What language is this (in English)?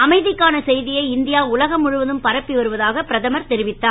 Tamil